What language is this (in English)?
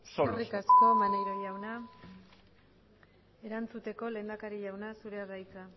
Basque